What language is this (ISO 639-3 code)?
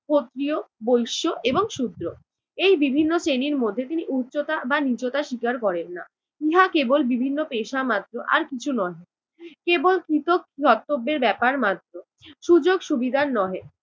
ben